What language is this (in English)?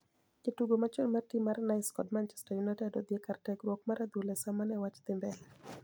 Luo (Kenya and Tanzania)